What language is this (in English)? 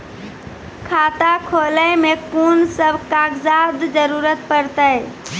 Maithili